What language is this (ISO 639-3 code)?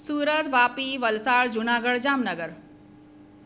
guj